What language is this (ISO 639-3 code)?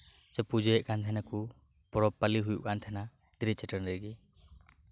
sat